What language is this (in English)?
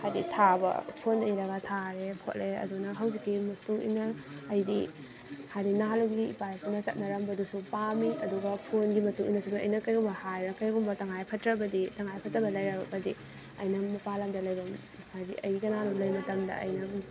Manipuri